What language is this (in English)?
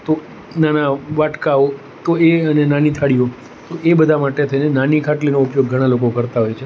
Gujarati